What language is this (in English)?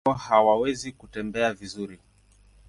Swahili